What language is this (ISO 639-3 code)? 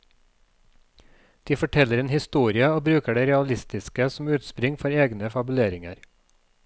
nor